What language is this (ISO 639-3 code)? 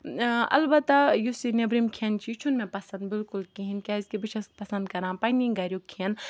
kas